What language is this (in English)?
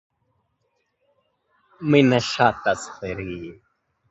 Esperanto